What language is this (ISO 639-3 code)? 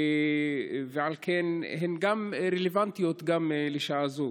heb